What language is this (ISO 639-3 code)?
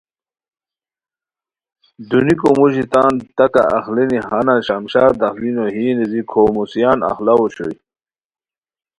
khw